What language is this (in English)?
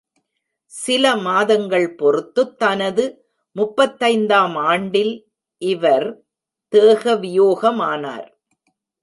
Tamil